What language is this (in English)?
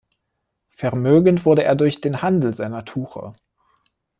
German